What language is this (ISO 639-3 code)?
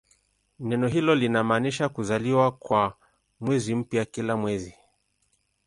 swa